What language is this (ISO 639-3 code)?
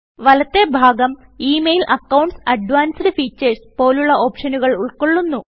mal